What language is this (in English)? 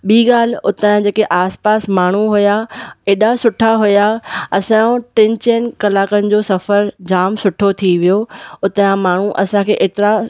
Sindhi